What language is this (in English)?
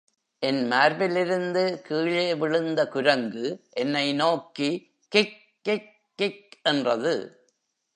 Tamil